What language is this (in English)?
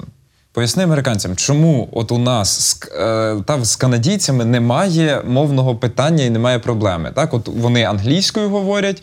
Ukrainian